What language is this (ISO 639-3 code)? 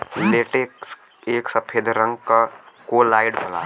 bho